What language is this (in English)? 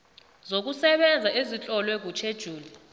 South Ndebele